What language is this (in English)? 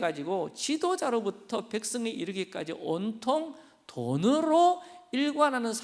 Korean